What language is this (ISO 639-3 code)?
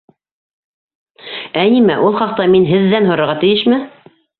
bak